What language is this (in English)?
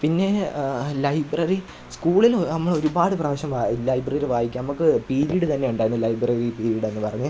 Malayalam